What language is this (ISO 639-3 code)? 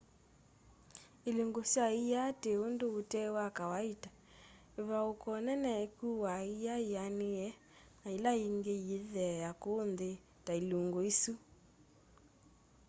kam